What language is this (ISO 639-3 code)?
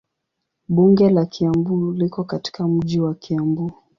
swa